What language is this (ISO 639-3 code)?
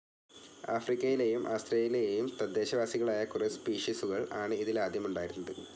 mal